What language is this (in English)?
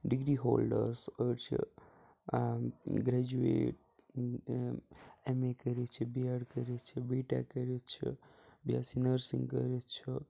Kashmiri